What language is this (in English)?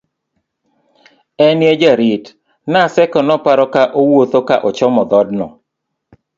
Luo (Kenya and Tanzania)